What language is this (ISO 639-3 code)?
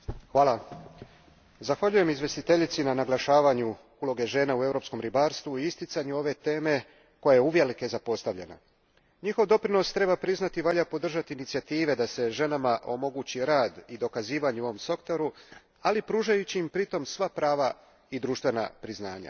hrv